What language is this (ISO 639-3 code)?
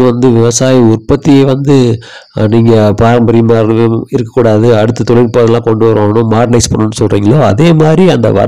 tam